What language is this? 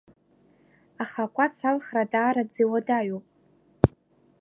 Abkhazian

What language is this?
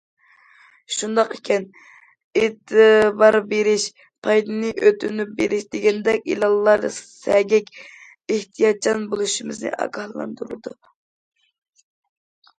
Uyghur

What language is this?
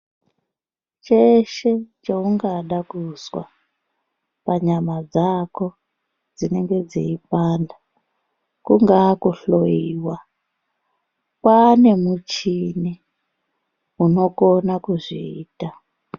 Ndau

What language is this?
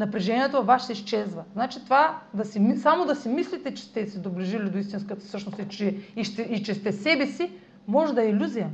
Bulgarian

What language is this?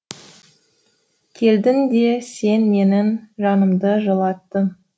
Kazakh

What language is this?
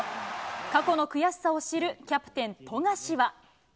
Japanese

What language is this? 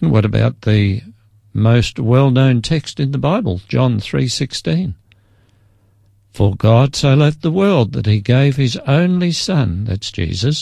English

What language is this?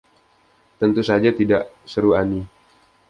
Indonesian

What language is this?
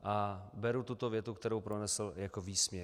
Czech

